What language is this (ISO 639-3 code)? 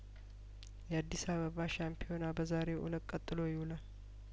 amh